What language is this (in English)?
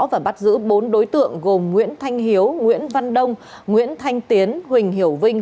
Vietnamese